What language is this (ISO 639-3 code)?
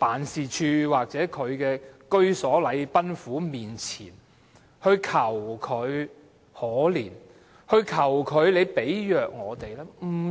yue